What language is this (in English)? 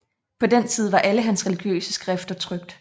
Danish